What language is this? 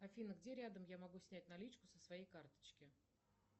Russian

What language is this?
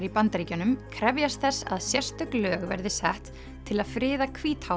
Icelandic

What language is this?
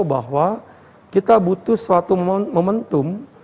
Indonesian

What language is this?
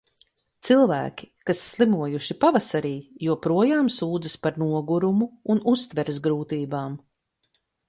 Latvian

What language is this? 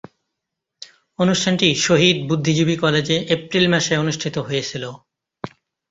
Bangla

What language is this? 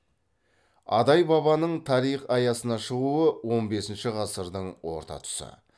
Kazakh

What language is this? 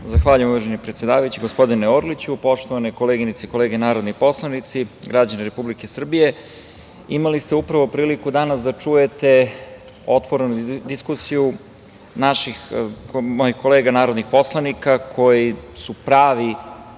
Serbian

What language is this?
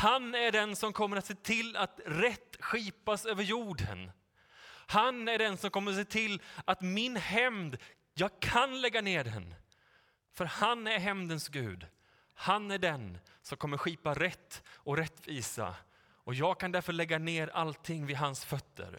Swedish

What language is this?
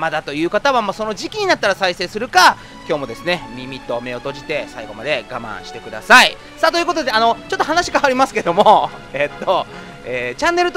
Japanese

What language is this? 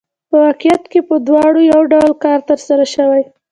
Pashto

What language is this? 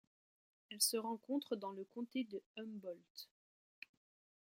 French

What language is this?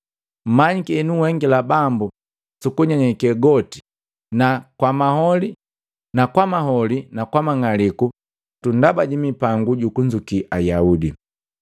Matengo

